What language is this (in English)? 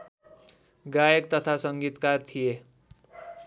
Nepali